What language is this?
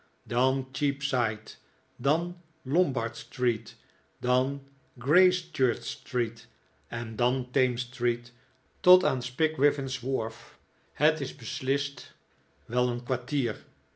Dutch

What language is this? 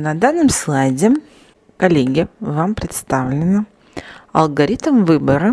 Russian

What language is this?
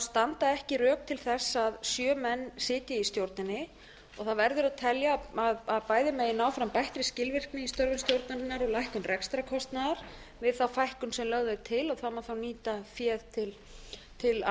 Icelandic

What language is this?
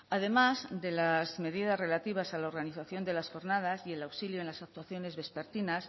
Spanish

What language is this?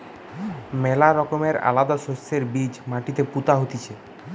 Bangla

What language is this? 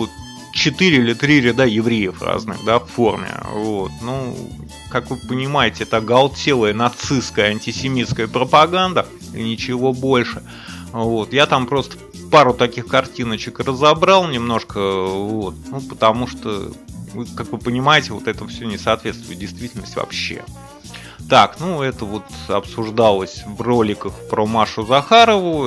Russian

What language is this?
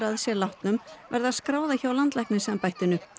Icelandic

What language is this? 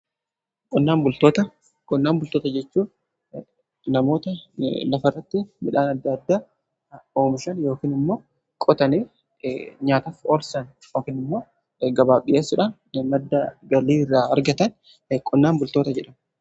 Oromo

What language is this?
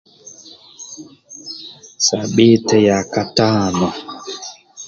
Amba (Uganda)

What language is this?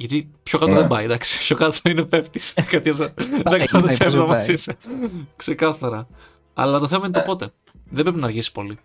Greek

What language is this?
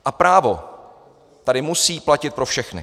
Czech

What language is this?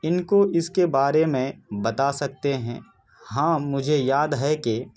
Urdu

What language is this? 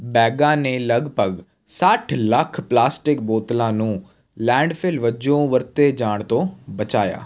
Punjabi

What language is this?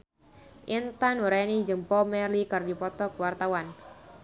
Sundanese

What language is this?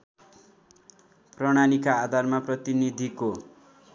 Nepali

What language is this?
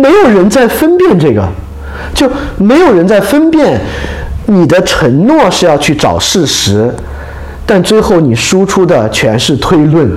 Chinese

